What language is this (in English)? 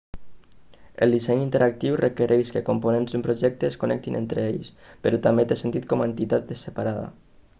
Catalan